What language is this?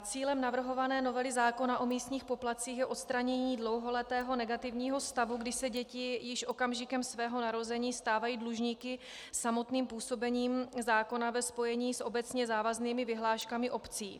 Czech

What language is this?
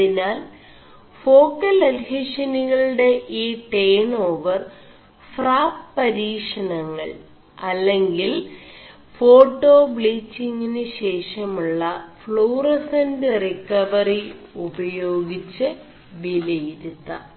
Malayalam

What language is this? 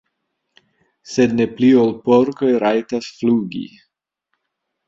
Esperanto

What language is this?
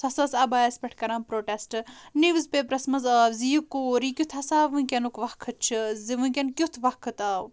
Kashmiri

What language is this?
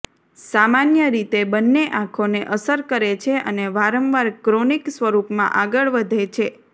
Gujarati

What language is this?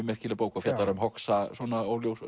Icelandic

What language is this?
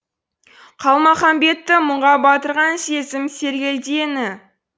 Kazakh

